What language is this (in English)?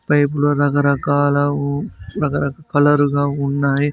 Telugu